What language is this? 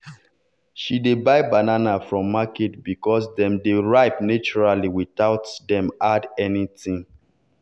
Nigerian Pidgin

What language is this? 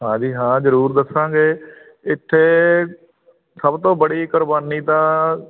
Punjabi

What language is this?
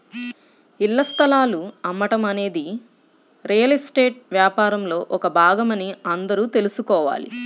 Telugu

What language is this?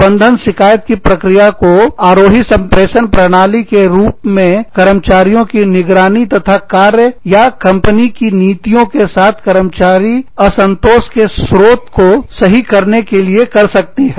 Hindi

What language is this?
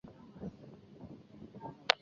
Chinese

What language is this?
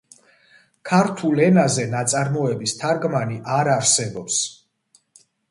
Georgian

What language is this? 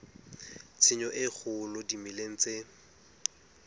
Southern Sotho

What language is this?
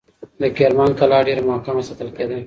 Pashto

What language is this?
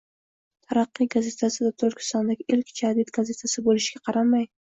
Uzbek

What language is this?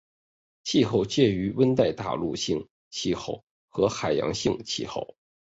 Chinese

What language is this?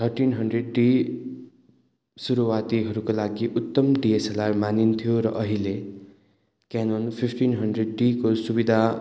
Nepali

